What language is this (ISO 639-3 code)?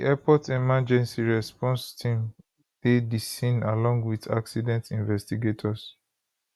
pcm